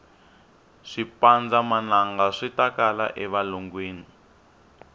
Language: Tsonga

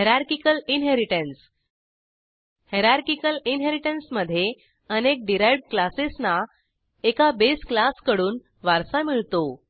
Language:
Marathi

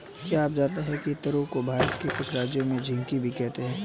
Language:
Hindi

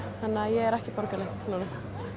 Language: Icelandic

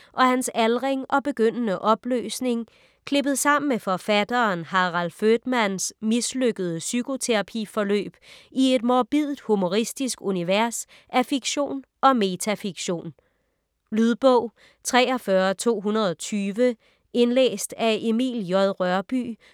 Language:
Danish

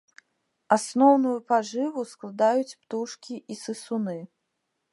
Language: Belarusian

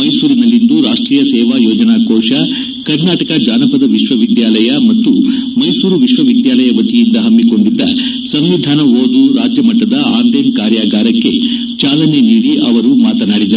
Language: Kannada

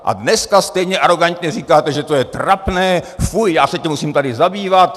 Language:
Czech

